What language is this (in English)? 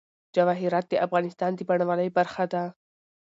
Pashto